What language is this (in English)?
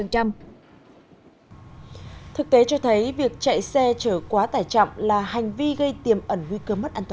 Vietnamese